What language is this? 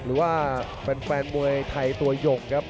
Thai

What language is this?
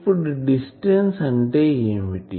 Telugu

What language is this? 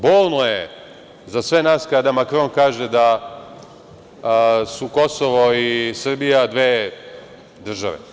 Serbian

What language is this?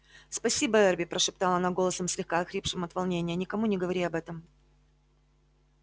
Russian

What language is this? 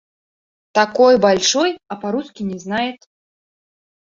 Bashkir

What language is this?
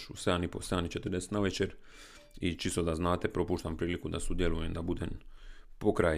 Croatian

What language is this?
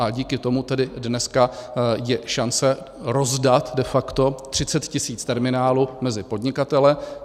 Czech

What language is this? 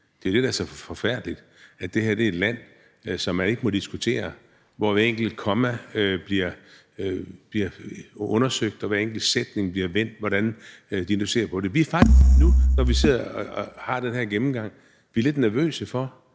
Danish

